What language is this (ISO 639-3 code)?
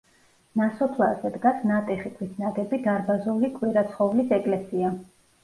kat